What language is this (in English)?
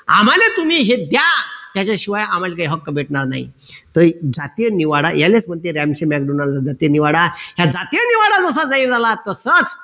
Marathi